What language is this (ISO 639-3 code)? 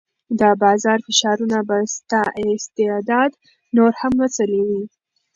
pus